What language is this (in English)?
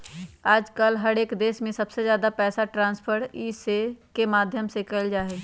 Magahi